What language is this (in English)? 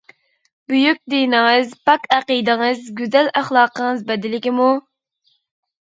Uyghur